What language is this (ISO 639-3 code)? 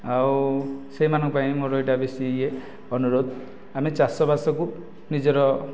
ori